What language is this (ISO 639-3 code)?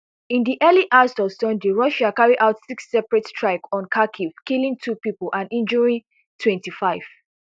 pcm